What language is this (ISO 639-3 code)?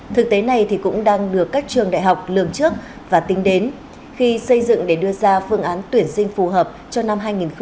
vie